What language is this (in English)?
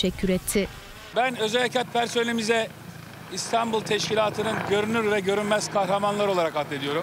Turkish